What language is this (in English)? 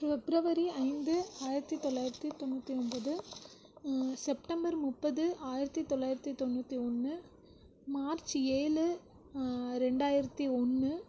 Tamil